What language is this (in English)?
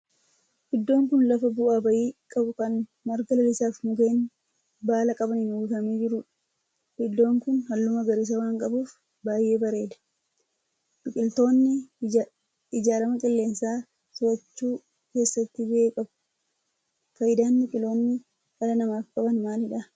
Oromo